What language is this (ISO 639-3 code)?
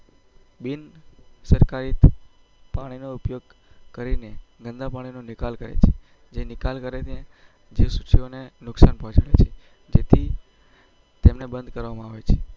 guj